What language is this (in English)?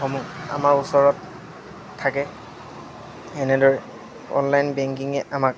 Assamese